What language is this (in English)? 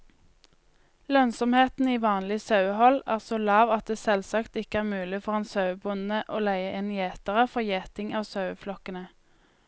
Norwegian